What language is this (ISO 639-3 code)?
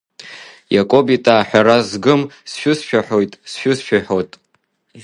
abk